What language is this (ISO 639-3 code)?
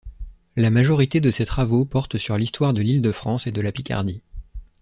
fra